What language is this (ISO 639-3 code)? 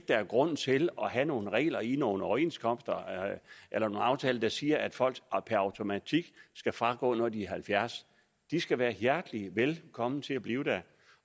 dan